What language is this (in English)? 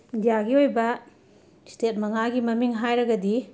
Manipuri